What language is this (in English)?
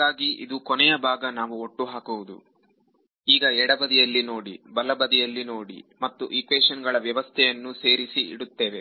Kannada